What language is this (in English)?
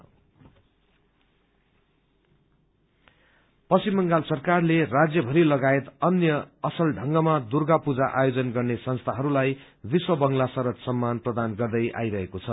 Nepali